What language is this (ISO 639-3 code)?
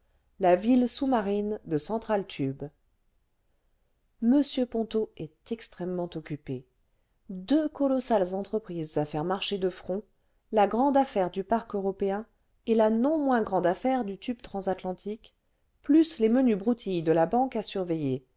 fra